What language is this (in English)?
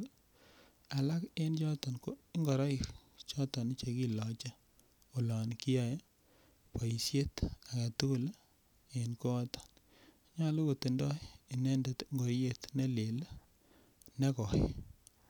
Kalenjin